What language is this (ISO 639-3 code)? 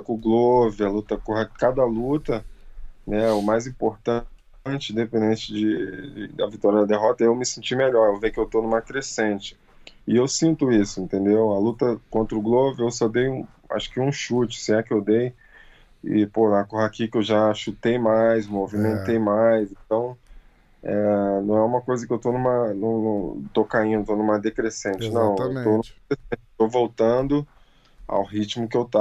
por